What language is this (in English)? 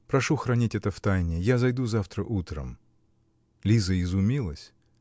Russian